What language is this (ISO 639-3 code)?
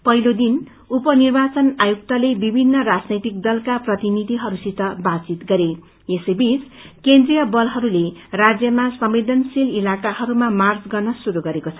nep